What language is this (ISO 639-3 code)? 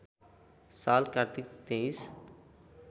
nep